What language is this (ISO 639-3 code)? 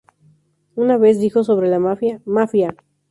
spa